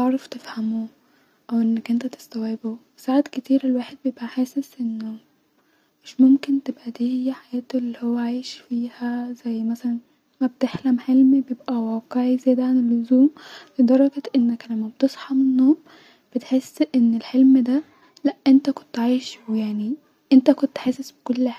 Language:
Egyptian Arabic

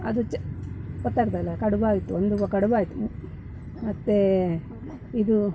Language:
Kannada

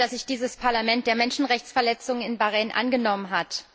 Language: German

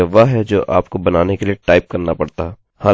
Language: Hindi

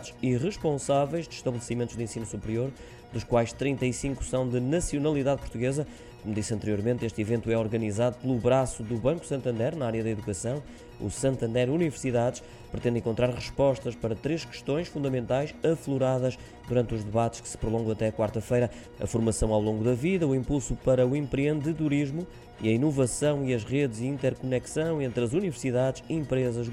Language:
Portuguese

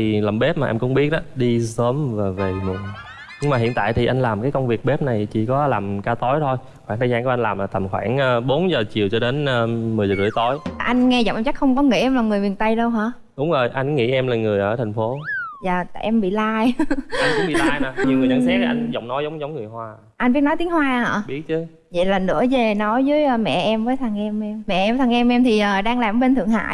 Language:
Vietnamese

